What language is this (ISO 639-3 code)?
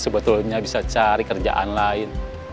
ind